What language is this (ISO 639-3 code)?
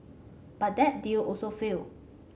eng